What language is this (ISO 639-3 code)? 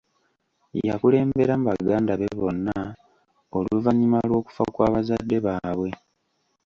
lug